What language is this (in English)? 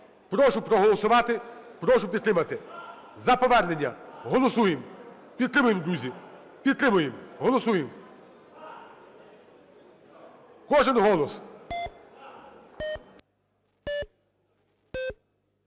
Ukrainian